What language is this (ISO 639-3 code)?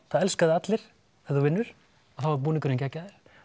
isl